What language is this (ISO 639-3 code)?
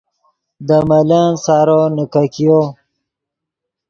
ydg